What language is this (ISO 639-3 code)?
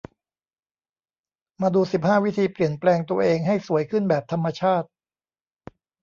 tha